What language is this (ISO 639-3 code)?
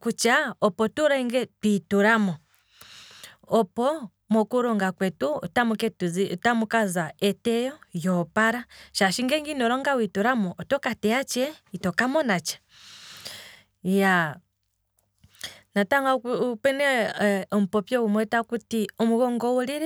kwm